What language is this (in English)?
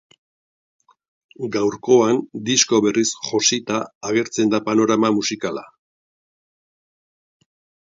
Basque